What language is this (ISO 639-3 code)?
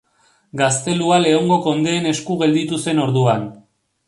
eus